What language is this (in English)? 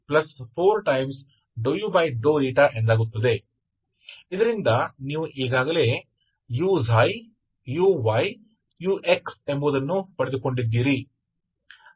Kannada